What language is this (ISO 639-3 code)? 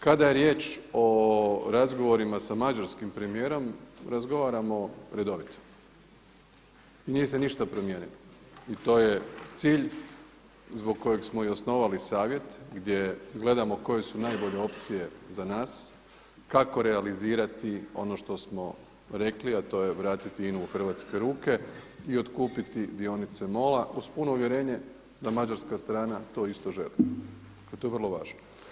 hrv